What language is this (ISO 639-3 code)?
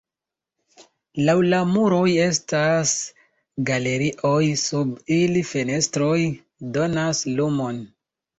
epo